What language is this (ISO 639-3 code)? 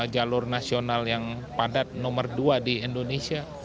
ind